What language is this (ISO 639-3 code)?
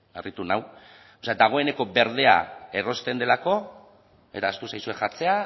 eus